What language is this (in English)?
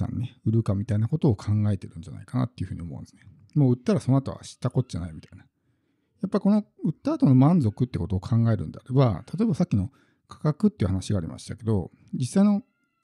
Japanese